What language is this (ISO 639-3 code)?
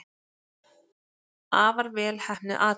isl